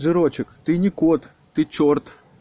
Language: Russian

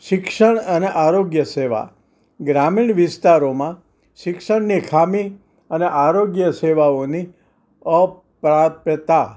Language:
Gujarati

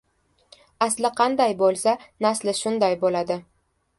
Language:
Uzbek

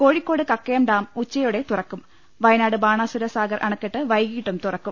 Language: Malayalam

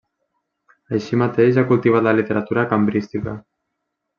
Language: Catalan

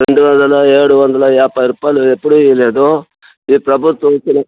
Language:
Telugu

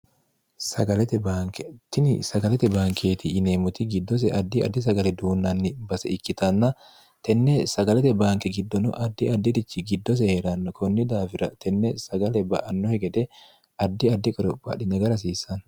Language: Sidamo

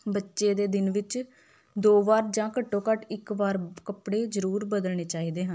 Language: Punjabi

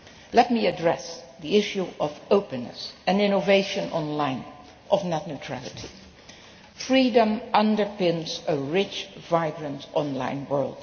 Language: English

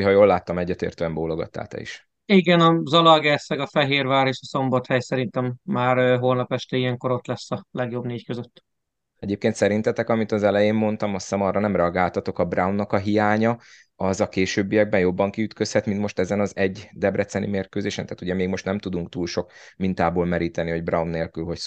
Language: Hungarian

